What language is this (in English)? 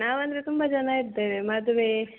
Kannada